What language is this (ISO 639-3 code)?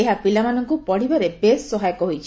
ori